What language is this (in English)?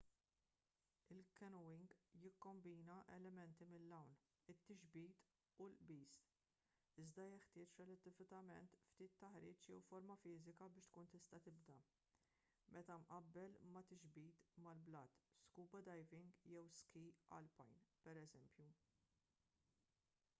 Maltese